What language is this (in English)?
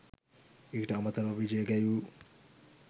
Sinhala